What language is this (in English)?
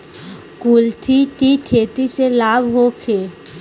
Bhojpuri